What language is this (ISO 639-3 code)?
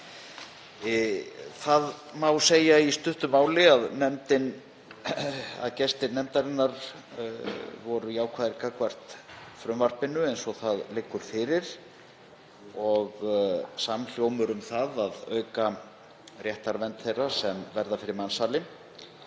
isl